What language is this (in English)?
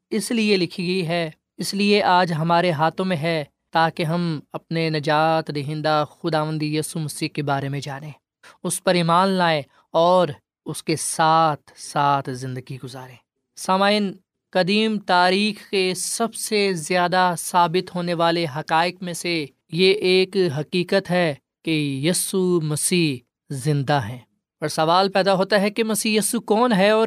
Urdu